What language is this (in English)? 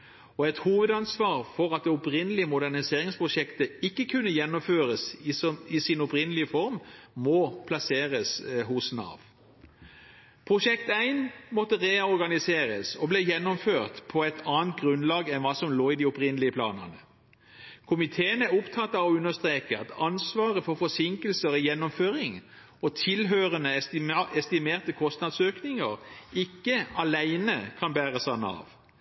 Norwegian Bokmål